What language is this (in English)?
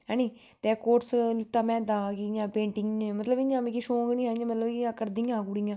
Dogri